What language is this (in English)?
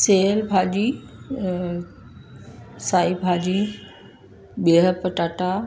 Sindhi